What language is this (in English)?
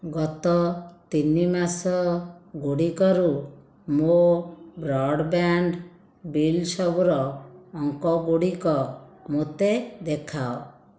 Odia